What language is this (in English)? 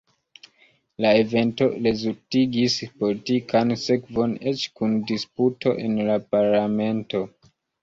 Esperanto